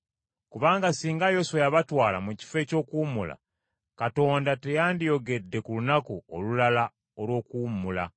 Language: Ganda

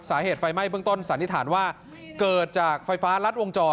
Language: Thai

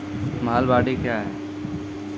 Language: Maithili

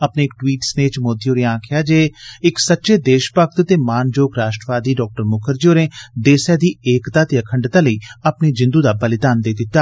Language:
Dogri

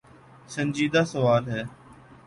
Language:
Urdu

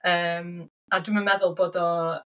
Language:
Welsh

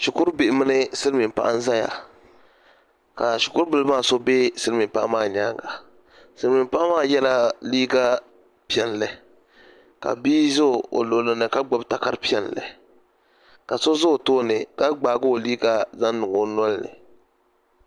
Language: Dagbani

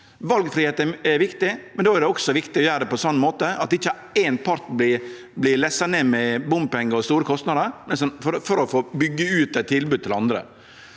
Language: Norwegian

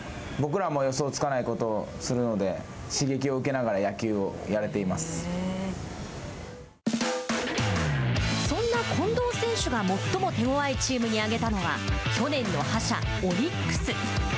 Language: Japanese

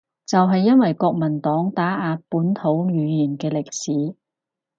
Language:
Cantonese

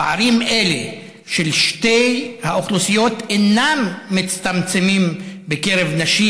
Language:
Hebrew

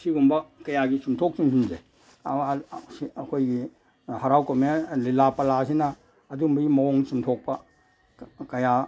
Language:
Manipuri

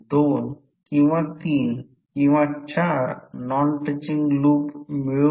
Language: Marathi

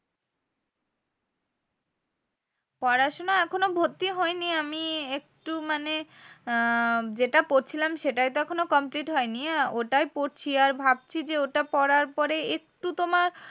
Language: Bangla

